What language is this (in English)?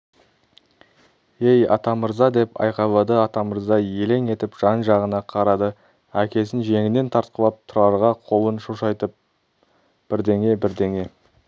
Kazakh